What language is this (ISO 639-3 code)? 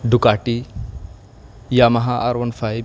urd